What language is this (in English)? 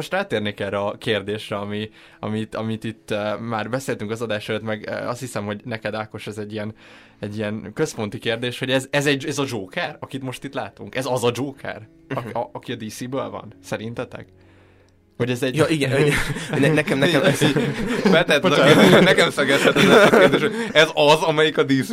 Hungarian